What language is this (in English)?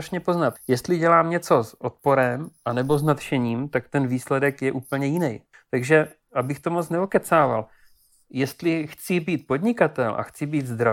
Czech